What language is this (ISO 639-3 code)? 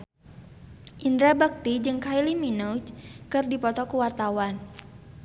sun